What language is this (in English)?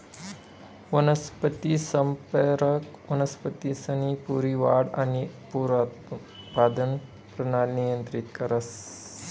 Marathi